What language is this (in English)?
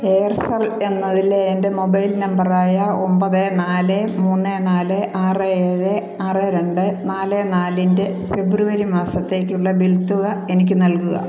Malayalam